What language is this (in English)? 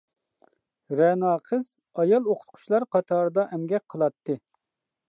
Uyghur